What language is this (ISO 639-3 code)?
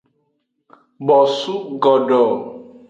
ajg